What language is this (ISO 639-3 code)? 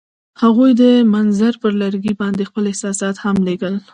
pus